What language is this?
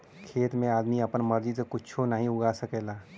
Bhojpuri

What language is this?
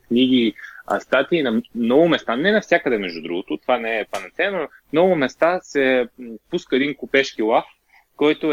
Bulgarian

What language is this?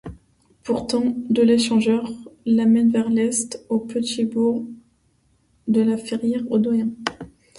French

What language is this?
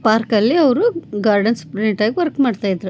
Kannada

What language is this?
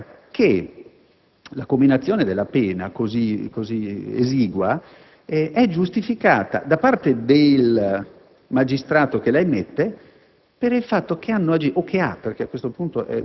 Italian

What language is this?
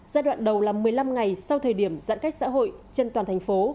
Vietnamese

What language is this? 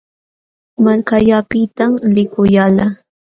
Jauja Wanca Quechua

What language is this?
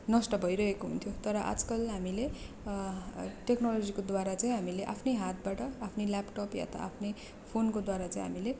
Nepali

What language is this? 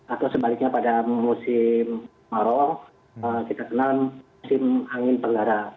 Indonesian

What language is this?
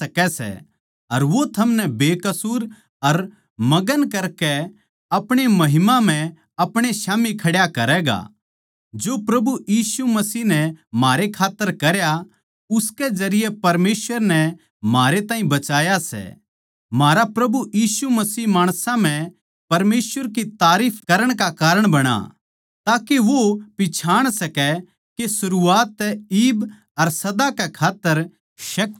Haryanvi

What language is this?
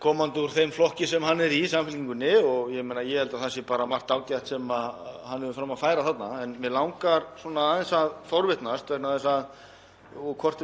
Icelandic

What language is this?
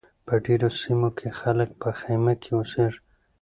Pashto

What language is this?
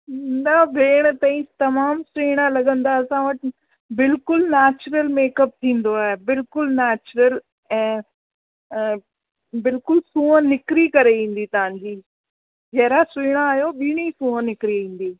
Sindhi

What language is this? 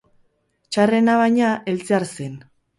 Basque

